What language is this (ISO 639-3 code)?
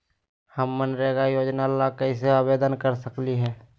mag